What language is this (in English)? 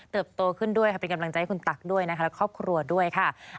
Thai